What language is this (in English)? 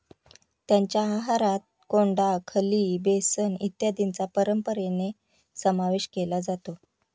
Marathi